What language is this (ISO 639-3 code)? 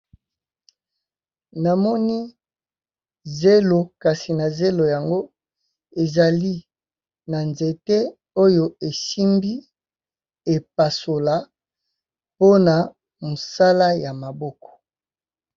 lin